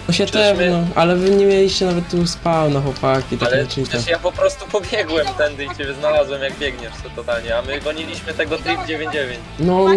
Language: Polish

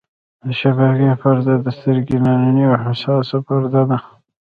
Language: Pashto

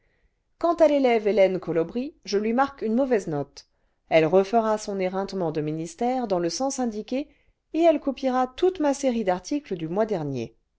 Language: French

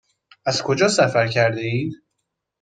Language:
Persian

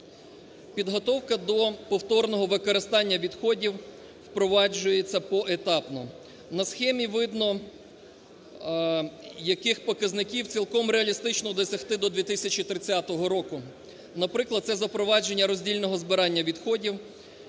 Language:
Ukrainian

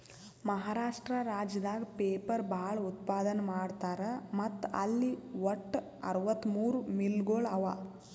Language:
Kannada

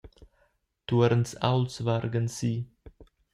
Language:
Romansh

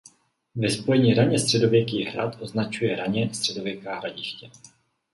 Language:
Czech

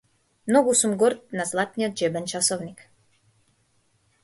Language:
Macedonian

